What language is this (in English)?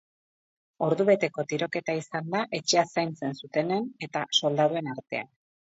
Basque